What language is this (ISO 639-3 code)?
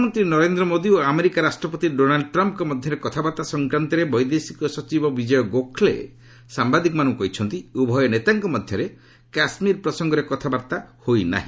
ori